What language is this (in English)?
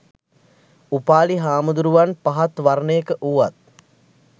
Sinhala